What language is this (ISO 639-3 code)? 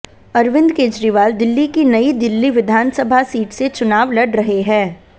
hin